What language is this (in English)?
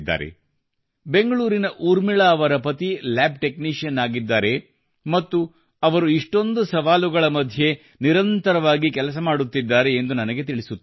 Kannada